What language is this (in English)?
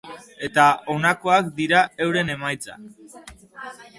Basque